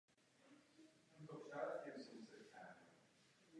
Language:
Czech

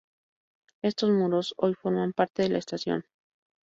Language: Spanish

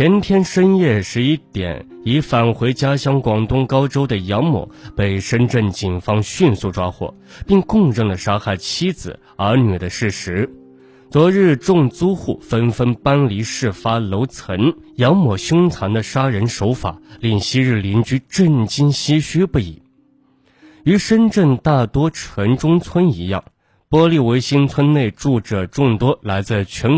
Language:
Chinese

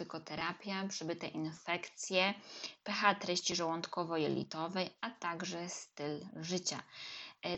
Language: Polish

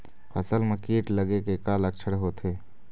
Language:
Chhattisgarhi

